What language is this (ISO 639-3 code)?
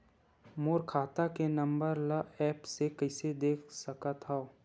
hne